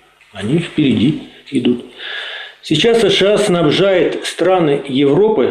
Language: Russian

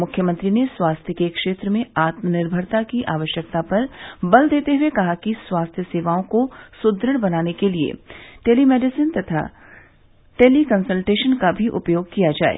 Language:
Hindi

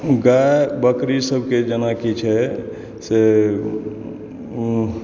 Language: Maithili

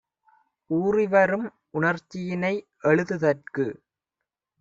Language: Tamil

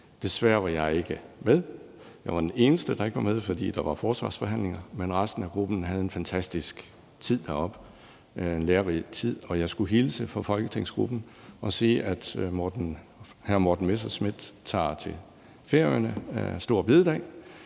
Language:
Danish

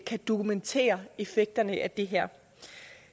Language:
Danish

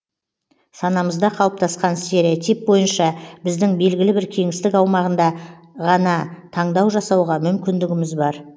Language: Kazakh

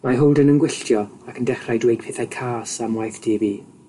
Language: Welsh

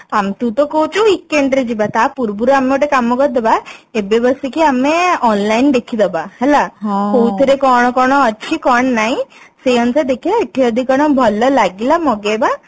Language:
Odia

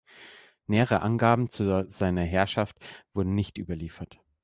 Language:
German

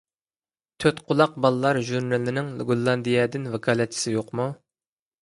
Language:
Uyghur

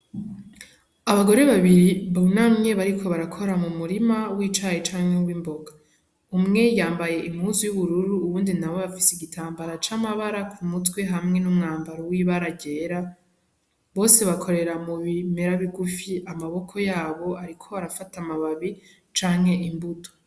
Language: Rundi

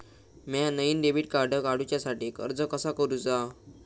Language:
Marathi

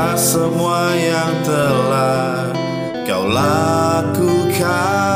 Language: Indonesian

